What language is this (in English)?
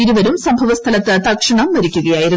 Malayalam